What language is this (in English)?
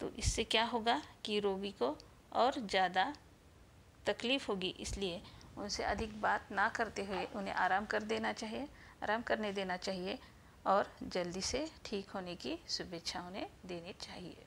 Hindi